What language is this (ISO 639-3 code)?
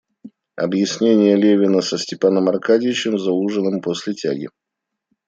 rus